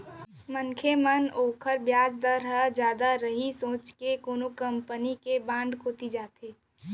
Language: Chhattisgarhi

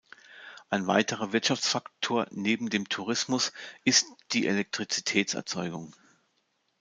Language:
German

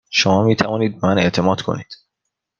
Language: Persian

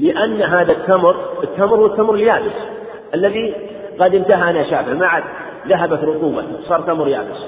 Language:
Arabic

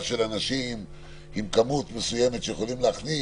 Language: Hebrew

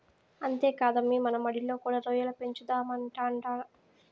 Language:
Telugu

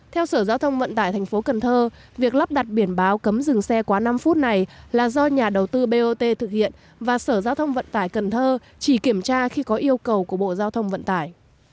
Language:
Vietnamese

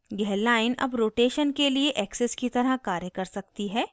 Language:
Hindi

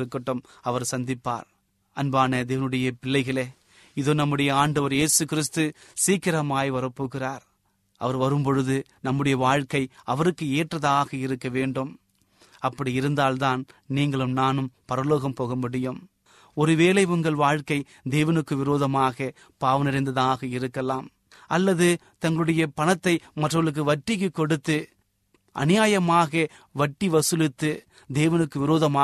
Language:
Tamil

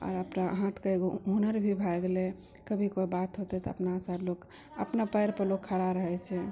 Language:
Maithili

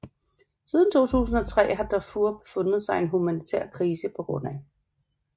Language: Danish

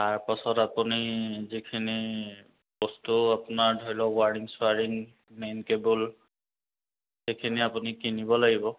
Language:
Assamese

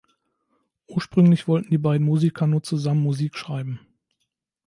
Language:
German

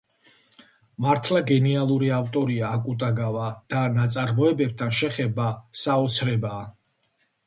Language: Georgian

